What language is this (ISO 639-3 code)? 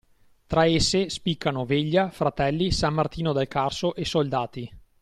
ita